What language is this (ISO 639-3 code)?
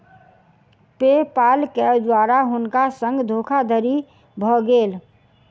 mai